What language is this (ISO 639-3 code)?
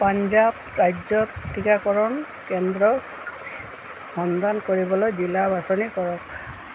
asm